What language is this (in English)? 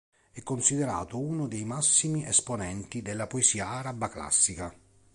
Italian